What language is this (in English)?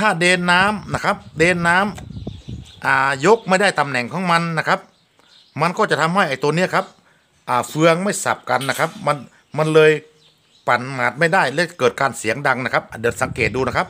Thai